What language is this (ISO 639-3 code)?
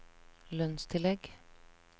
nor